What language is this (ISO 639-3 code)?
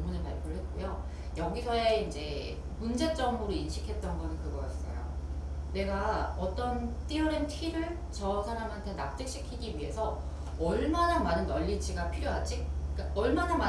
kor